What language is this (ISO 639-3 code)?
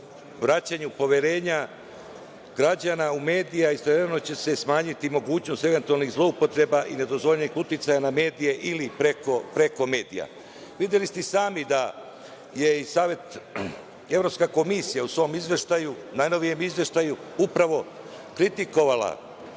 srp